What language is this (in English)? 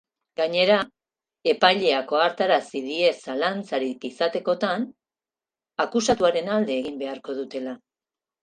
Basque